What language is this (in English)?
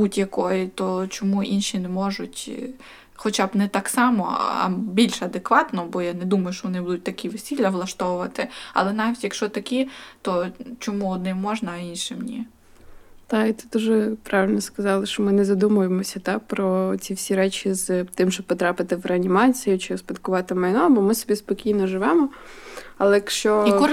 Ukrainian